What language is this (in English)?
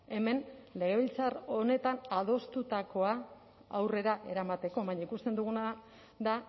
Basque